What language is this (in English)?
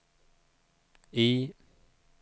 Swedish